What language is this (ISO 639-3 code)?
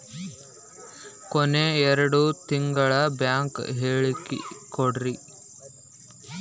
kan